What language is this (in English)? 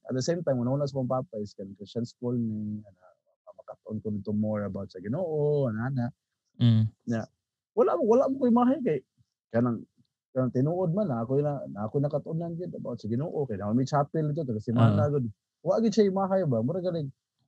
Filipino